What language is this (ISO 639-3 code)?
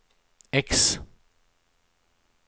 swe